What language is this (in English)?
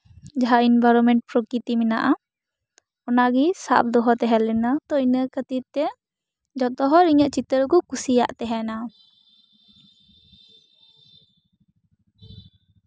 Santali